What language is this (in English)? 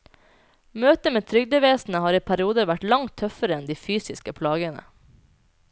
Norwegian